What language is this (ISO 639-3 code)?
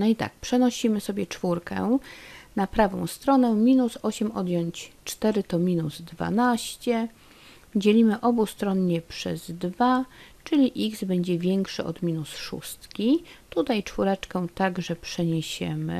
pol